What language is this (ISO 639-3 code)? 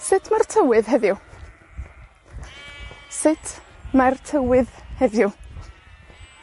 cym